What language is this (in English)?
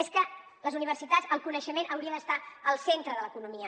Catalan